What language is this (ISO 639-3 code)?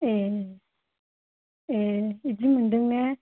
brx